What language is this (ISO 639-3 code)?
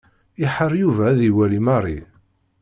kab